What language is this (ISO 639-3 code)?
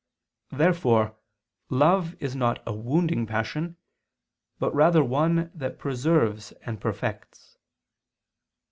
eng